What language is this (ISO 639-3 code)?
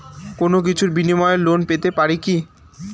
ben